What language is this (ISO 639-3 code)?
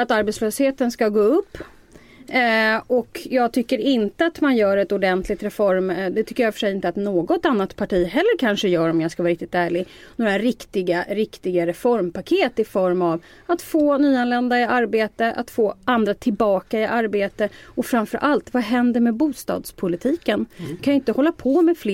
swe